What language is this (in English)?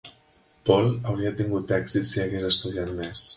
Catalan